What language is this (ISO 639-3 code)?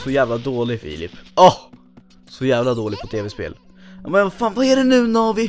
swe